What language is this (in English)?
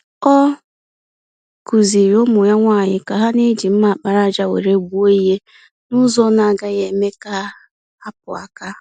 Igbo